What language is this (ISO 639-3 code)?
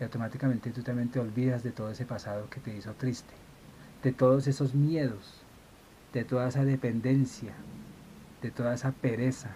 spa